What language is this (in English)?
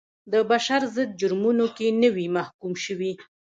Pashto